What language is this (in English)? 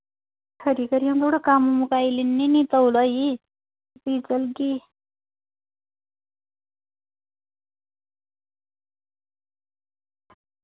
Dogri